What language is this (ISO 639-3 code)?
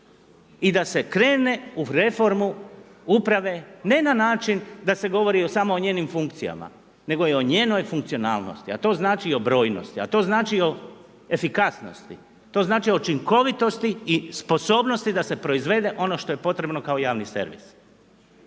hrv